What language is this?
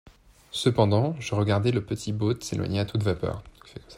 French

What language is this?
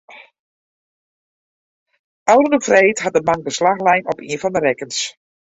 Western Frisian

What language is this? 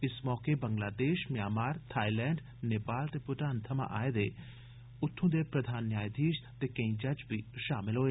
Dogri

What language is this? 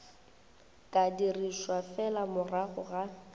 Northern Sotho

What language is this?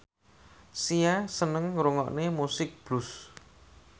Javanese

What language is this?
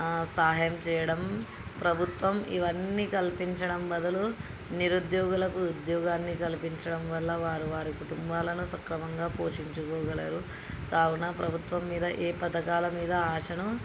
Telugu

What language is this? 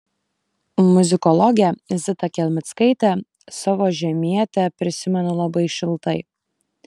Lithuanian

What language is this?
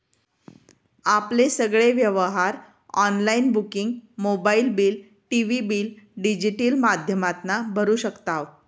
Marathi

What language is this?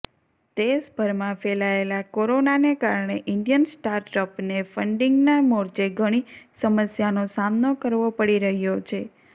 Gujarati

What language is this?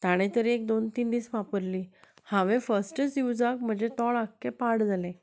Konkani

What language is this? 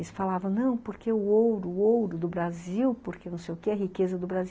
Portuguese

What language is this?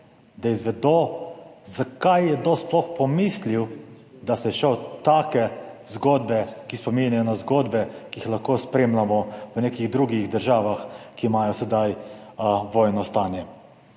Slovenian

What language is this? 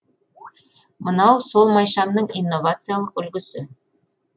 Kazakh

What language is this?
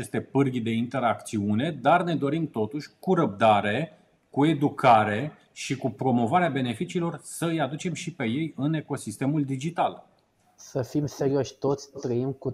Romanian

